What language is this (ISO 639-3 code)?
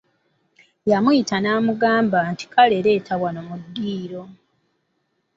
lug